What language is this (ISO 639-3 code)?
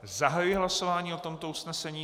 ces